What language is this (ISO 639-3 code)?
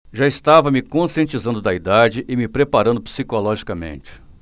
por